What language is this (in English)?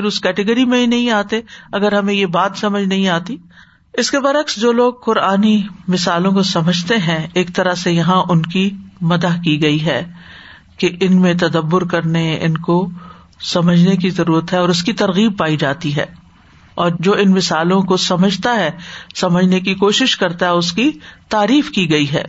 Urdu